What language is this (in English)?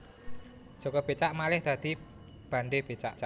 Javanese